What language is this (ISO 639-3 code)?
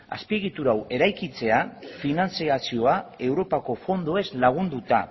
eus